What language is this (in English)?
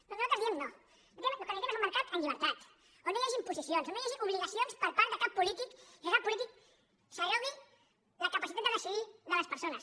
Catalan